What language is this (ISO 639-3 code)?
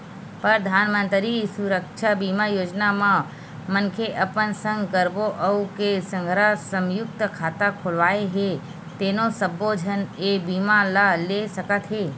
hne